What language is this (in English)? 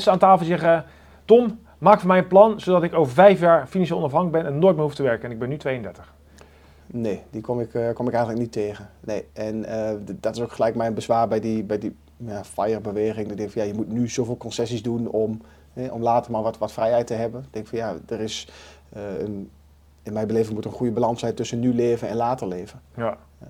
Dutch